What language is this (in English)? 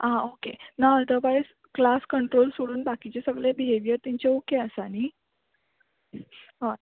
Konkani